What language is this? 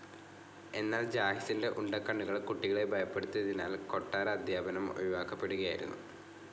Malayalam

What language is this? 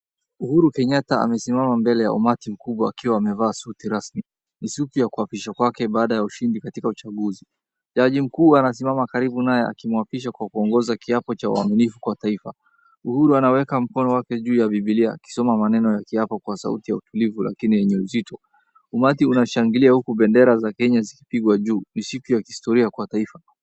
Swahili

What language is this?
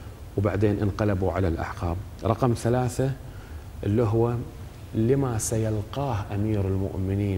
Arabic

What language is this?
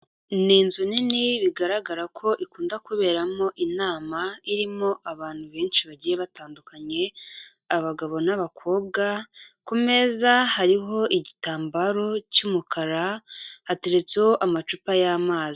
Kinyarwanda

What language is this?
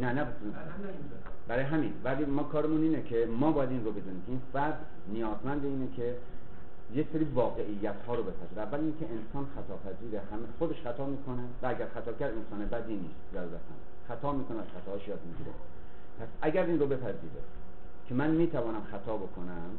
Persian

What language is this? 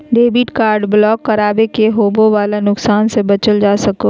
Magahi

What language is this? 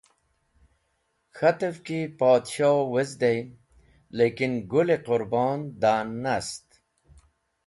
Wakhi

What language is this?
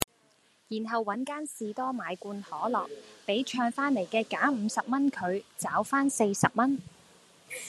Cantonese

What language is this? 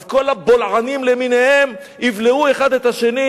Hebrew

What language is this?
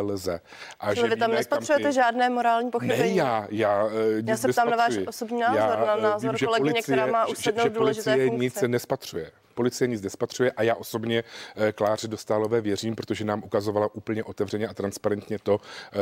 Czech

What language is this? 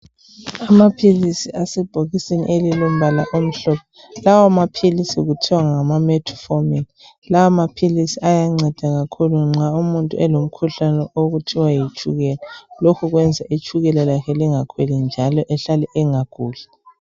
North Ndebele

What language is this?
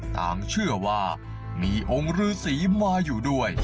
Thai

